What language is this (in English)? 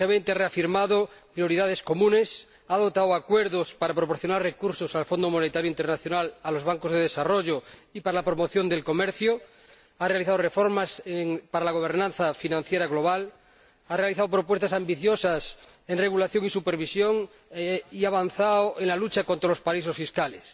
Spanish